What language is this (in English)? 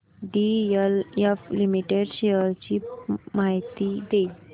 Marathi